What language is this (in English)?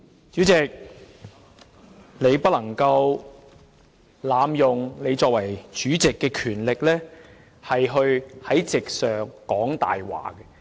Cantonese